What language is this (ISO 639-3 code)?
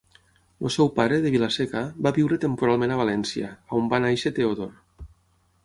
cat